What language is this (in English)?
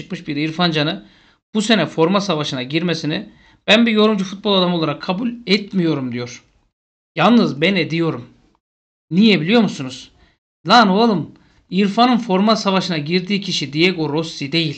Turkish